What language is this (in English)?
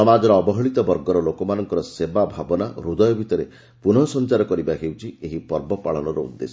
Odia